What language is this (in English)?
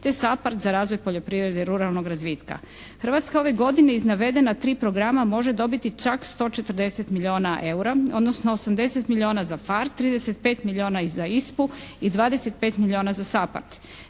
Croatian